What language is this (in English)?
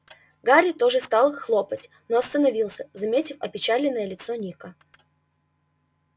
Russian